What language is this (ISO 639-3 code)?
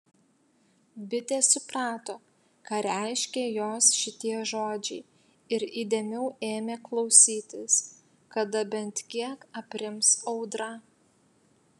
lit